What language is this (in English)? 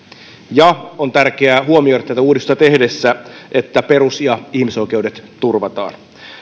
Finnish